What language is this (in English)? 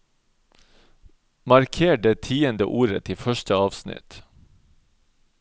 Norwegian